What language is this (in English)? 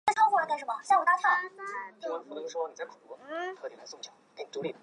Chinese